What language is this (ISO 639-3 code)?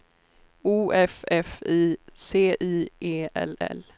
swe